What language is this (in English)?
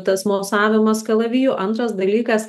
Lithuanian